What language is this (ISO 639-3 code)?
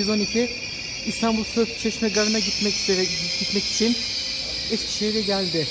tur